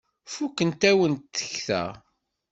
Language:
Kabyle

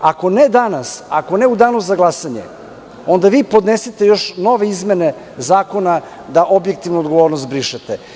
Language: Serbian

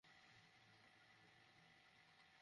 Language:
Bangla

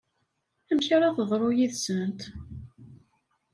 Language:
Kabyle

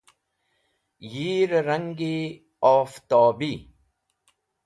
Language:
Wakhi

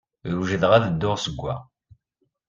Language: Kabyle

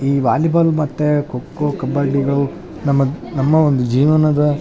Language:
Kannada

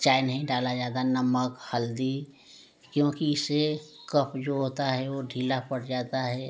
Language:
Hindi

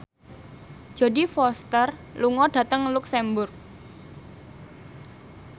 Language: Javanese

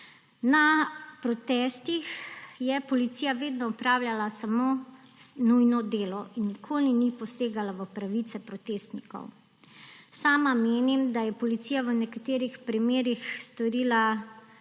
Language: Slovenian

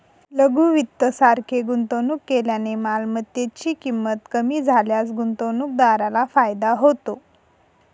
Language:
Marathi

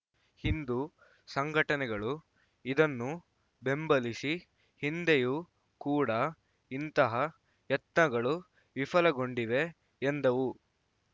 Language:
Kannada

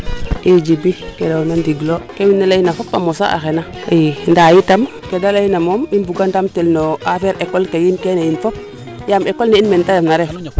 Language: Serer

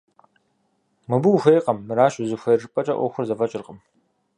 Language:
Kabardian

